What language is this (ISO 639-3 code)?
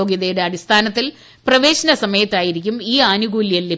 mal